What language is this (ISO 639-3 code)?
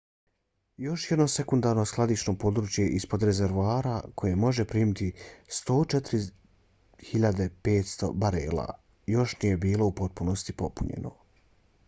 bos